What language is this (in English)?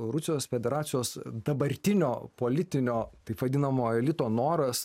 Lithuanian